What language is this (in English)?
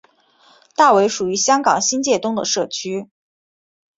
Chinese